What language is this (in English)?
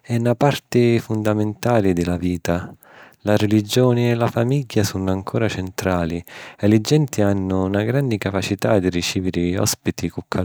Sicilian